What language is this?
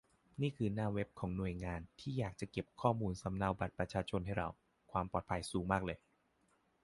Thai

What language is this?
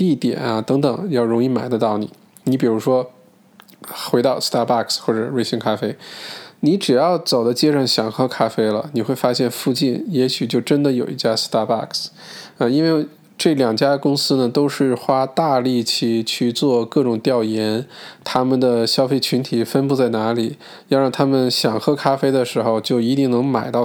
Chinese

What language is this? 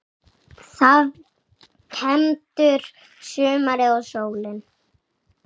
Icelandic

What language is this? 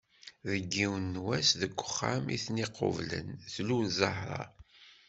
Kabyle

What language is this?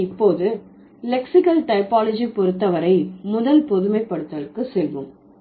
Tamil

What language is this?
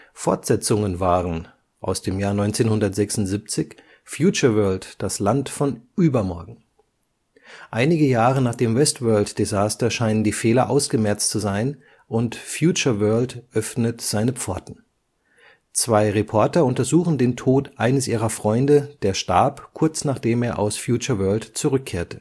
German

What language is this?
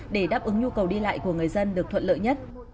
Vietnamese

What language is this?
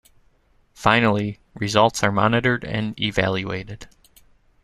English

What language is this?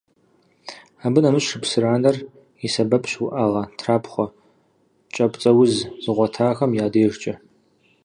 Kabardian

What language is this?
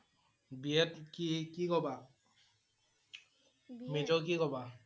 Assamese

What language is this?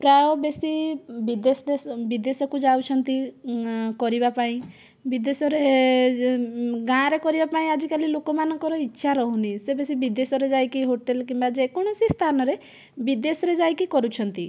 Odia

